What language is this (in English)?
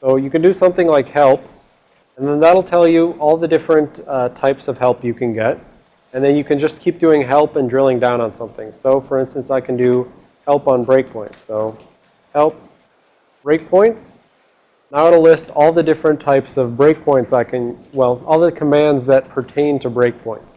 English